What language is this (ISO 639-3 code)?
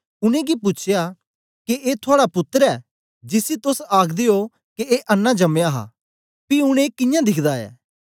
doi